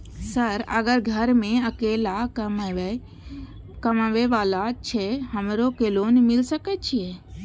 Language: Maithili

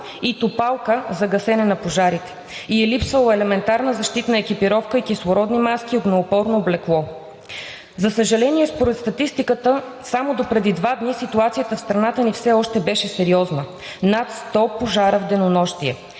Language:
Bulgarian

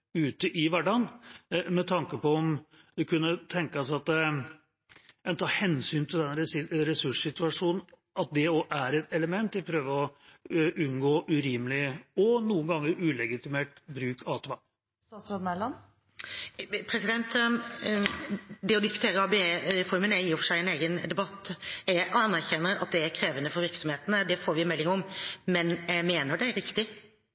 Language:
Norwegian Bokmål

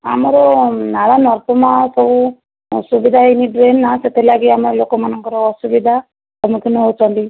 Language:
Odia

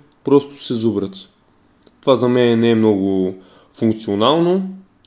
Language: Bulgarian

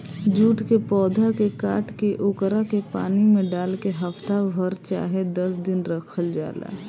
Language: Bhojpuri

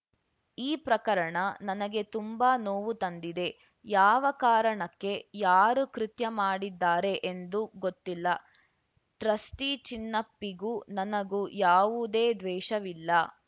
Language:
Kannada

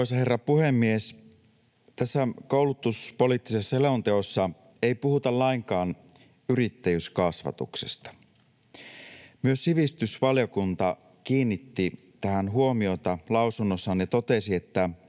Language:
Finnish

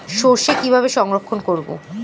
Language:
Bangla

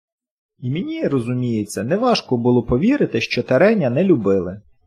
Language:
Ukrainian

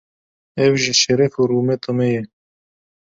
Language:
Kurdish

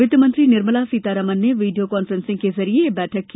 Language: Hindi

